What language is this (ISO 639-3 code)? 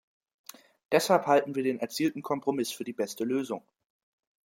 deu